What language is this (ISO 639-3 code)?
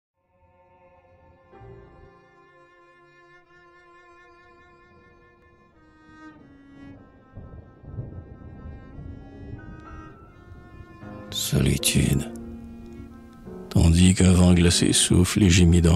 fra